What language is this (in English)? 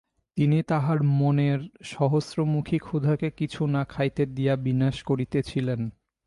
Bangla